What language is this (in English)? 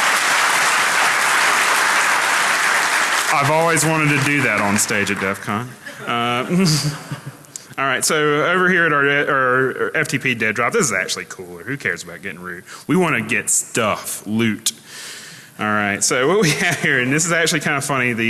English